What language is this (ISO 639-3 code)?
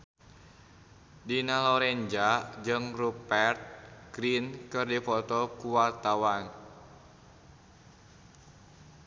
sun